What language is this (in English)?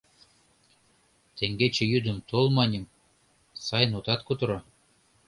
Mari